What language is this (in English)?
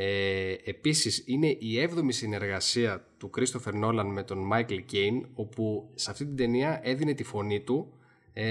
Greek